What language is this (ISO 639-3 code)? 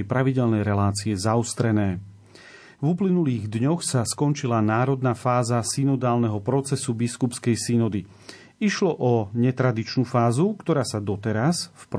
slk